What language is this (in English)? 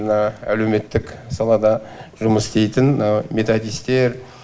Kazakh